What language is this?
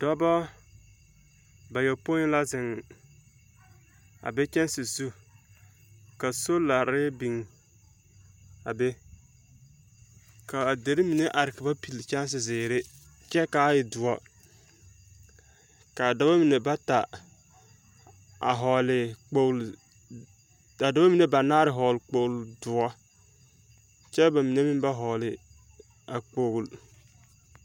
Southern Dagaare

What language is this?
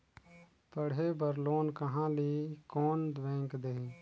Chhattisgarhi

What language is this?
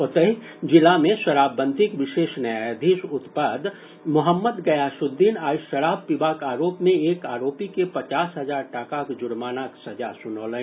Maithili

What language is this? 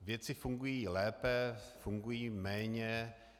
Czech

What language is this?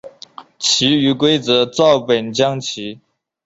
Chinese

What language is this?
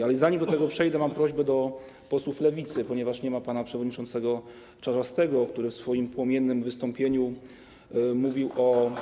Polish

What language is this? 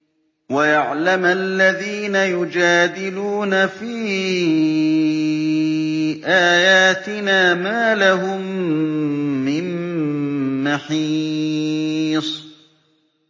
Arabic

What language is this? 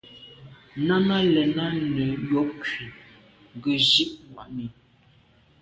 Medumba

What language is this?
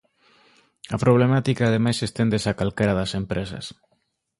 Galician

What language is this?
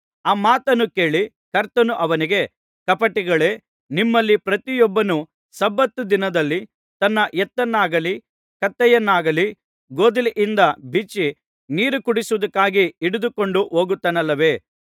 Kannada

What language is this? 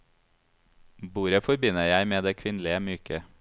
Norwegian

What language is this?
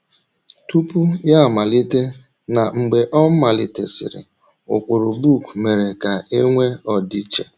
Igbo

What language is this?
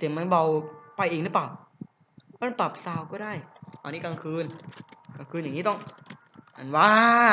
Thai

